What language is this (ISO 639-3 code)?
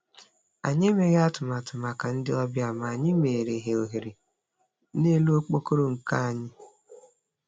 ibo